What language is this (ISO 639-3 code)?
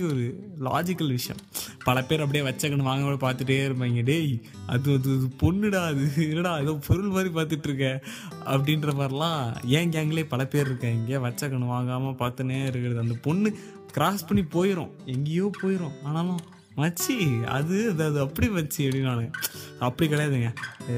tam